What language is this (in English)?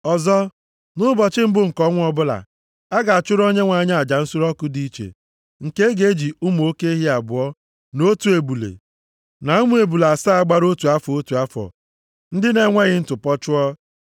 Igbo